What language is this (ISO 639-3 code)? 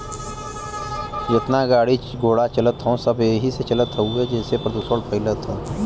bho